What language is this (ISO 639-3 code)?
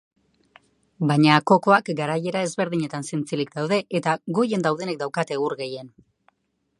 eus